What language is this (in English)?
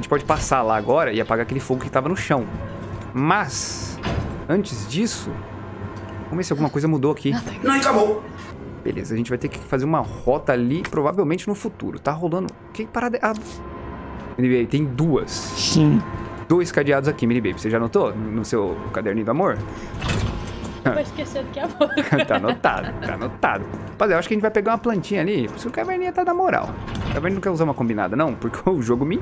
Portuguese